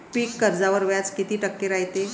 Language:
Marathi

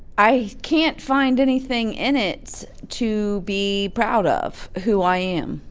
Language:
English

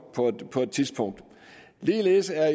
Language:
Danish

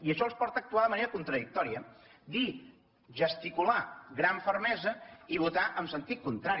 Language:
Catalan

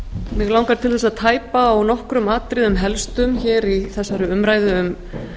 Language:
Icelandic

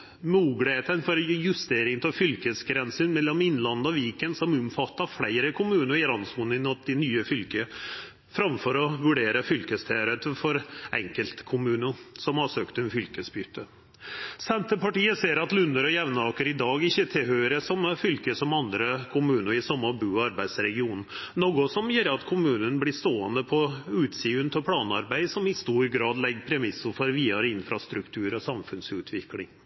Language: Norwegian Nynorsk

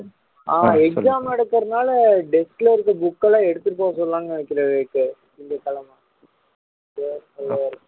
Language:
Tamil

